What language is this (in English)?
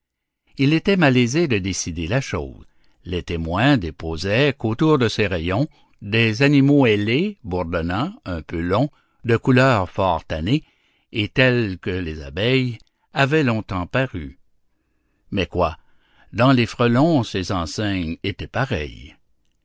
French